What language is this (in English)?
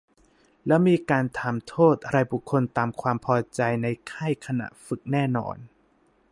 Thai